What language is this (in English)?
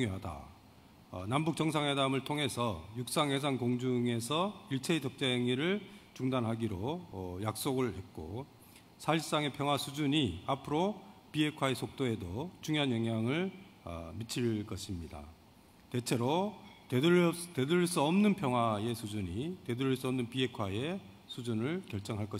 Korean